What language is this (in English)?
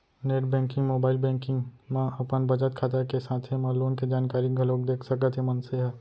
Chhattisgarhi